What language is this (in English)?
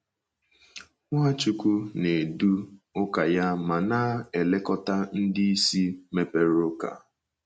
Igbo